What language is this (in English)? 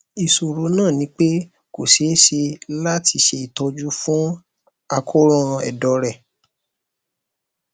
Yoruba